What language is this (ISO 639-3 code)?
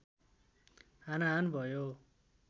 nep